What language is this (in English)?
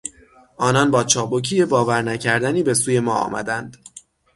Persian